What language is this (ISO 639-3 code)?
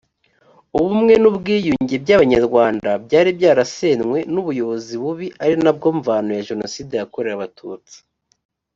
kin